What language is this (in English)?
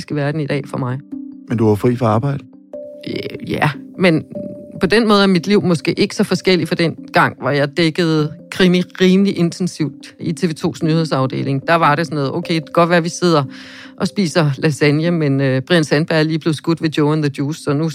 Danish